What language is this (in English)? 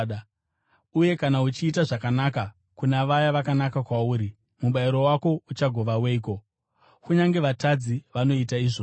Shona